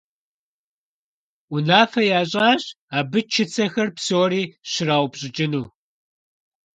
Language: Kabardian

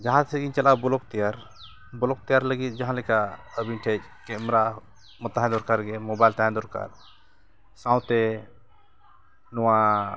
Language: Santali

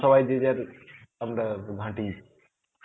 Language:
Bangla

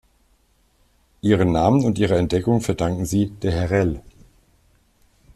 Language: German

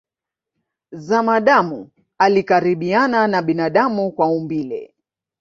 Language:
Swahili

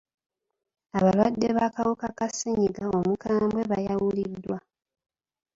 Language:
Ganda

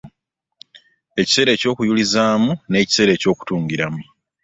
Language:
Ganda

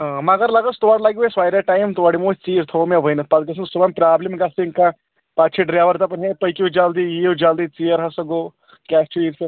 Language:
Kashmiri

